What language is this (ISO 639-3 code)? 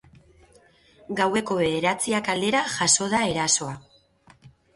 eus